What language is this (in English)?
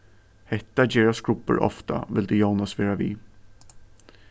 Faroese